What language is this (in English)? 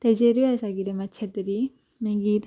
Konkani